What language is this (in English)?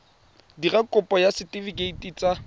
Tswana